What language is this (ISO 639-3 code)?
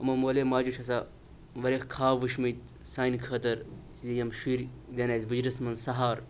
kas